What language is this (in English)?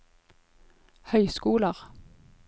Norwegian